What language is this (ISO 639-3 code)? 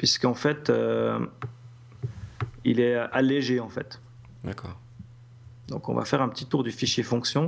fra